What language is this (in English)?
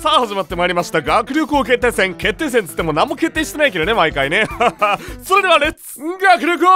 Japanese